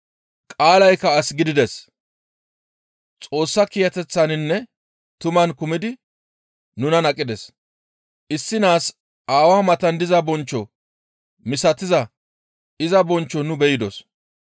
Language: Gamo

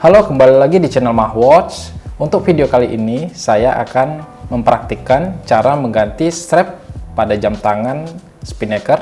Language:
Indonesian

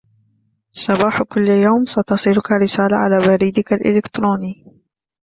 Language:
Arabic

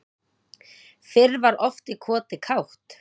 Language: Icelandic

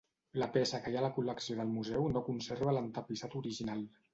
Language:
Catalan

